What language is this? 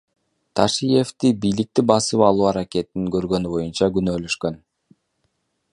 Kyrgyz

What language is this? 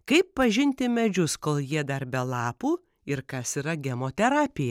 Lithuanian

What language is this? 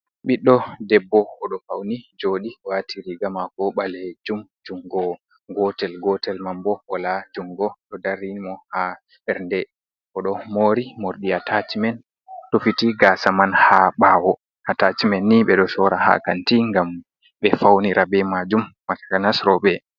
Fula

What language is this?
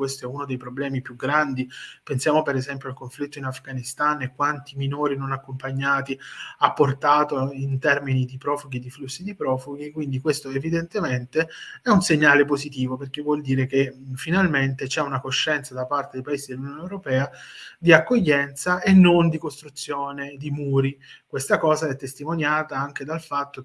Italian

